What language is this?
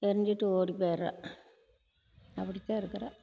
Tamil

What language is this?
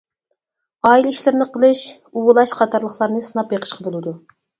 Uyghur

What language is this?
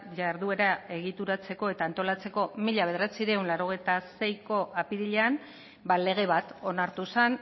Basque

